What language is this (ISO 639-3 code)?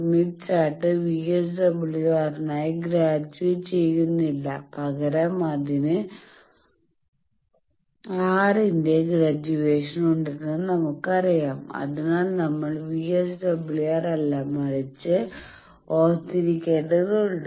mal